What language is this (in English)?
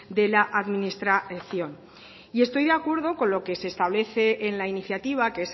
Spanish